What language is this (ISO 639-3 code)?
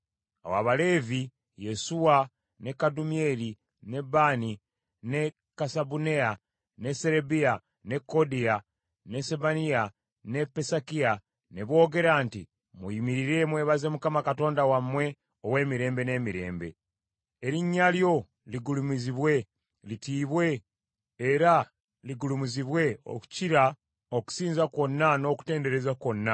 lug